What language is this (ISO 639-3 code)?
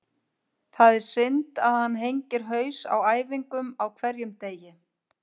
isl